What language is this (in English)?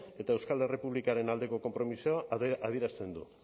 Basque